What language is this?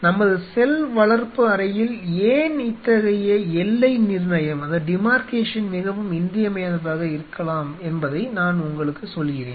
Tamil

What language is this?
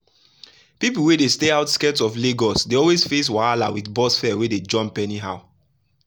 Nigerian Pidgin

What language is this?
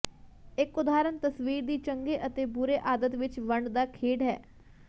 Punjabi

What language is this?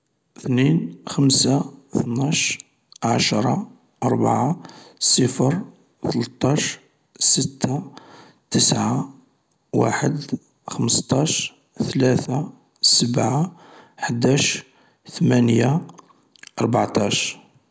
Algerian Arabic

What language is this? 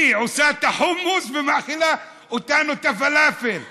Hebrew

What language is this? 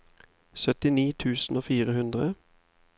Norwegian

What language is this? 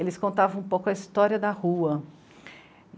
Portuguese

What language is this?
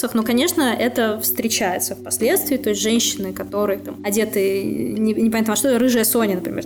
Russian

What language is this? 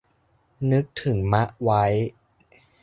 Thai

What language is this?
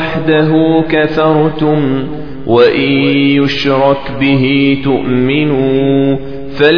Arabic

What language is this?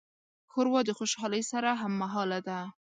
Pashto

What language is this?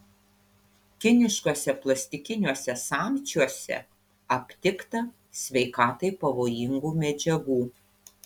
Lithuanian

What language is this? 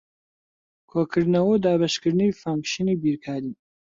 Central Kurdish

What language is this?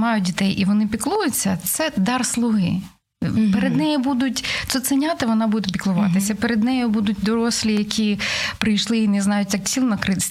Ukrainian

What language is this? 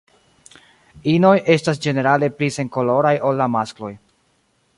Esperanto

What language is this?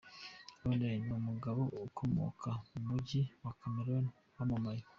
Kinyarwanda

